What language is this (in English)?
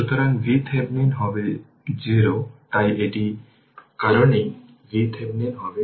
Bangla